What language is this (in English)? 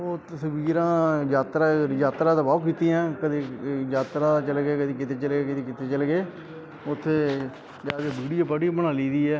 Punjabi